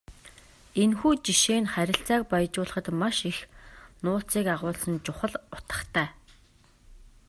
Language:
Mongolian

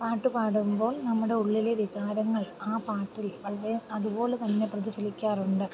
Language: Malayalam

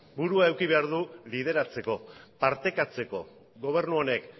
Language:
Basque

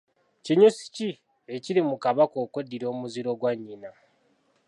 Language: Ganda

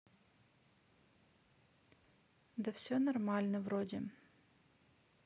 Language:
Russian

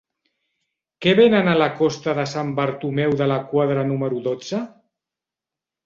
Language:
Catalan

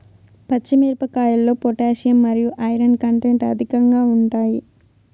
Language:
Telugu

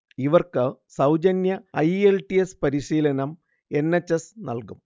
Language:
Malayalam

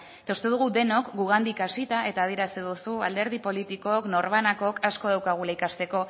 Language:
Basque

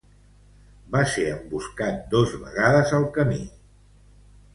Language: Catalan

